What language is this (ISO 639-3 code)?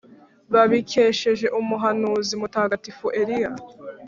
kin